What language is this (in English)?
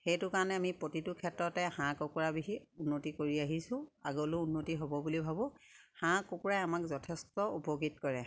Assamese